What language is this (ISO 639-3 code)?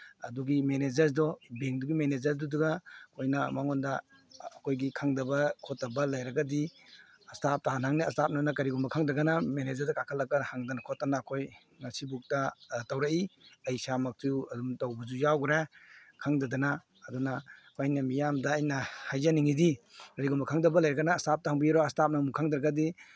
mni